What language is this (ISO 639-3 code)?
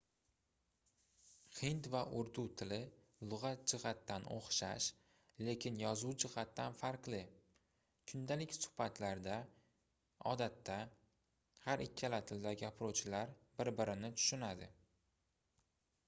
uzb